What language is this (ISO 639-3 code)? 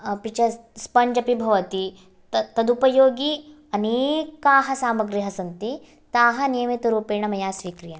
san